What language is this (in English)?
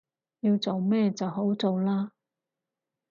Cantonese